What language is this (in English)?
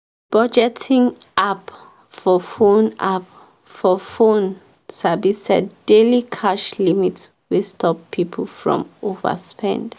Nigerian Pidgin